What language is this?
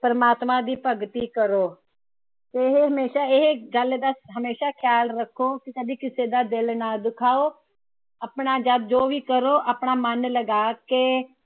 Punjabi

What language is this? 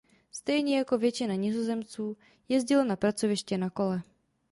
Czech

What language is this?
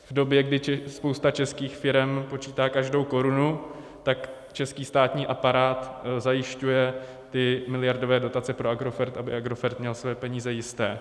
Czech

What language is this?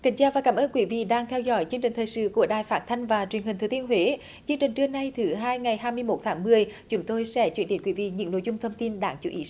Vietnamese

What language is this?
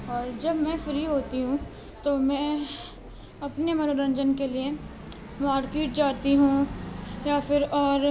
Urdu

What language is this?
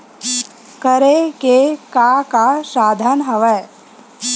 Chhattisgarhi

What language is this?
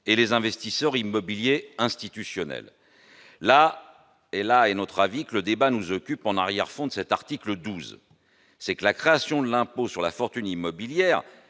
French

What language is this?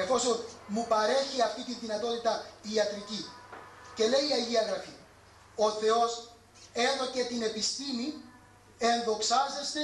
Greek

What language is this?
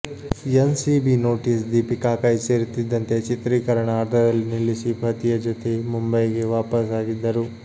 Kannada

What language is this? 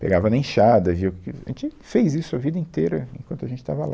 Portuguese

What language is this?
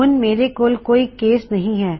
Punjabi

